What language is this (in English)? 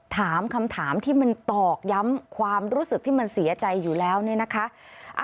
Thai